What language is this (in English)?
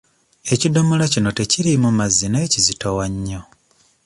Ganda